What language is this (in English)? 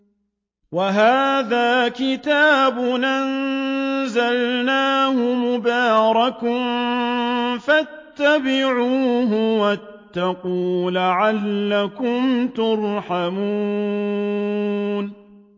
Arabic